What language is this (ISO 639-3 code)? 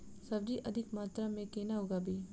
mai